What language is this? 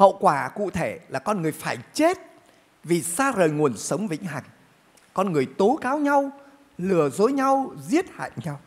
Vietnamese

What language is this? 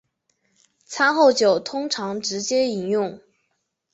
Chinese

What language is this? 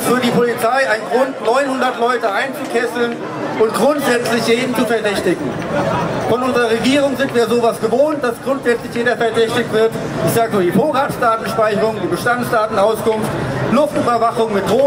German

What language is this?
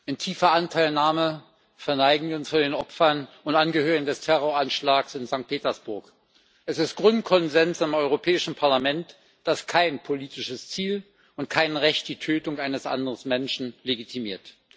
German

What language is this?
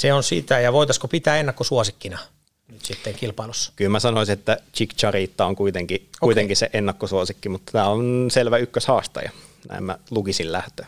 Finnish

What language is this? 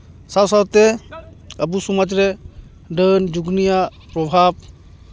Santali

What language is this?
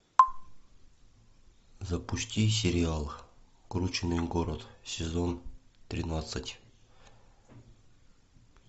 Russian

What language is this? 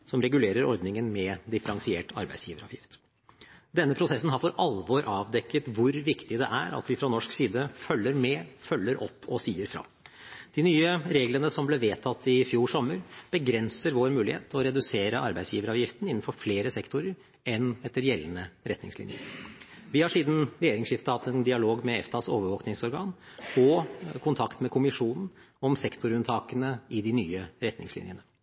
Norwegian Bokmål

